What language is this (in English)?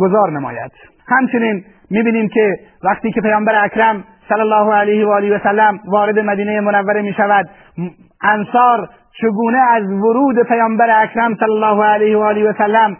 Persian